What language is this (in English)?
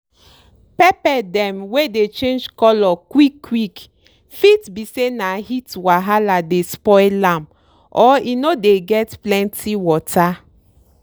Nigerian Pidgin